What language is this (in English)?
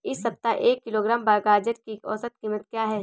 Hindi